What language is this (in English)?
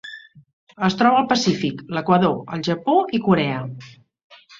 Catalan